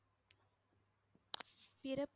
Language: Tamil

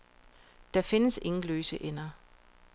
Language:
Danish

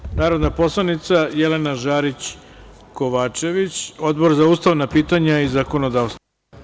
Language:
Serbian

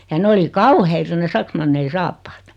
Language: Finnish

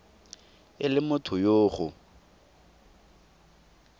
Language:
Tswana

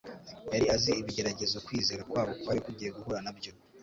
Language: Kinyarwanda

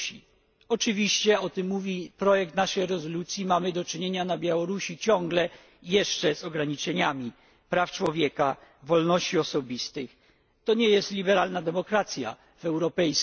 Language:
Polish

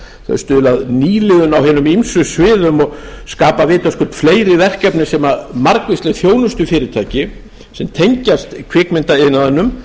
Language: Icelandic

